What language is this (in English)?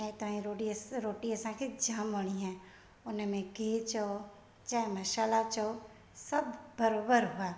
Sindhi